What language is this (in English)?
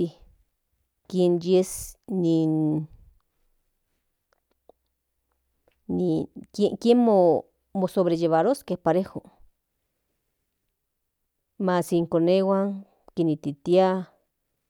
Central Nahuatl